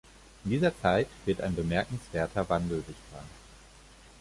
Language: German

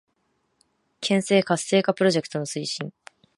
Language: Japanese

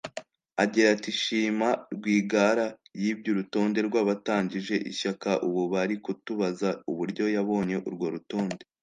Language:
Kinyarwanda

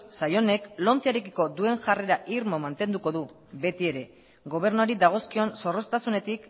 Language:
Basque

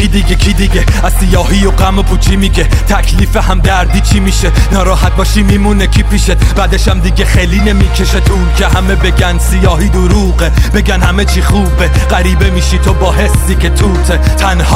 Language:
Persian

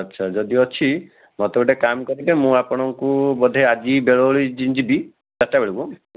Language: Odia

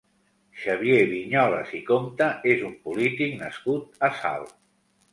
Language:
Catalan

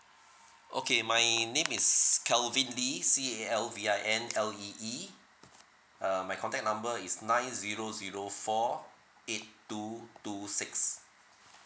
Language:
English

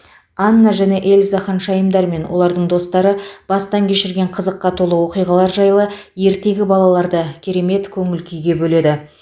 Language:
Kazakh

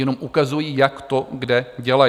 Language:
Czech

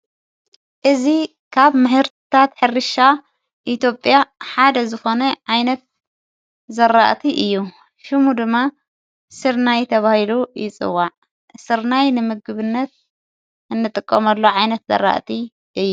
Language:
Tigrinya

